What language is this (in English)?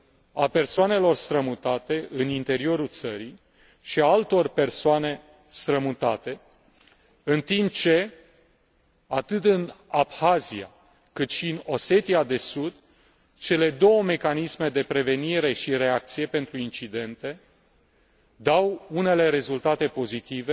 Romanian